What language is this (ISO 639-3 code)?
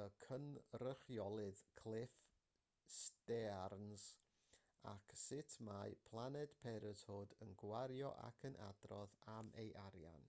cym